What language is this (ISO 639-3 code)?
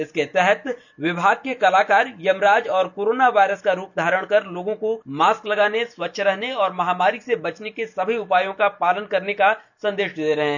hin